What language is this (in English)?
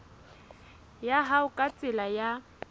Southern Sotho